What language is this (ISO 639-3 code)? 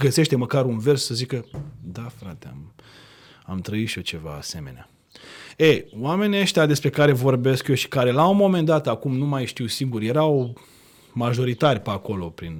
ron